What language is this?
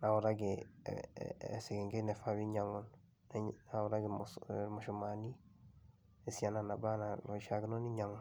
Masai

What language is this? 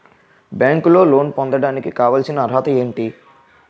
Telugu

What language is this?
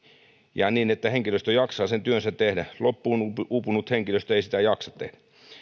Finnish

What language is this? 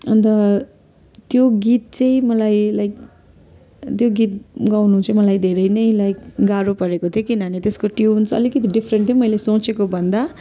Nepali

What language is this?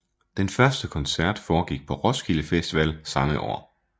Danish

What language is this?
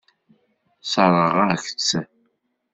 Kabyle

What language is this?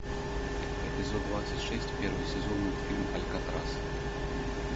Russian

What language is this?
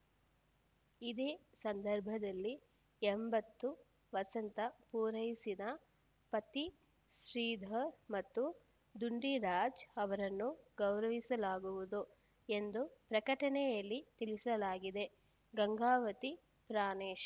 Kannada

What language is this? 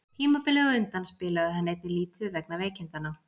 Icelandic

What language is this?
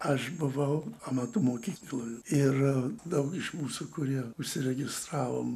Lithuanian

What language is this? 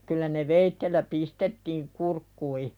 Finnish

